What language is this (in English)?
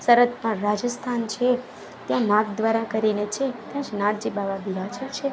Gujarati